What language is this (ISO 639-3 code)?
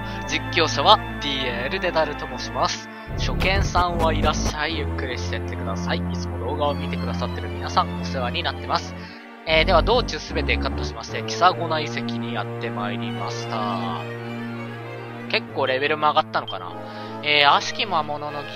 jpn